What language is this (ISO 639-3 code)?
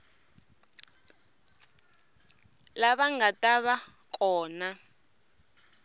tso